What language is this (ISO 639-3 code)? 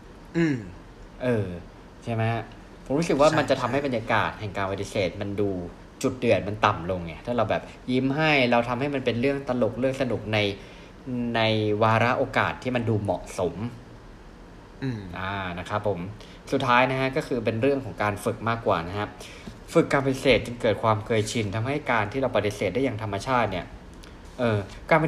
tha